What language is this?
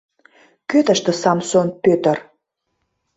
Mari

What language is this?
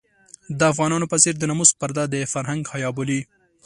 Pashto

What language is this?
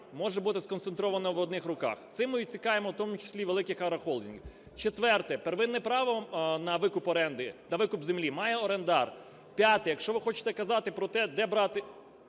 Ukrainian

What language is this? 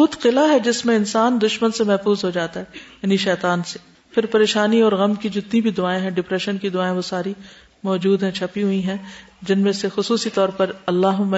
Urdu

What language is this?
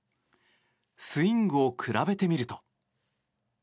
Japanese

